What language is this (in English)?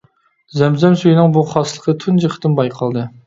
Uyghur